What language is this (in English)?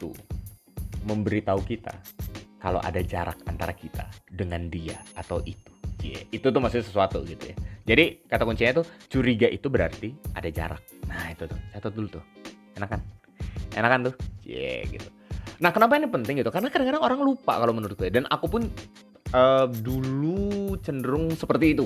Indonesian